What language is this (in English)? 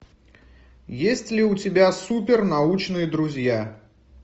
Russian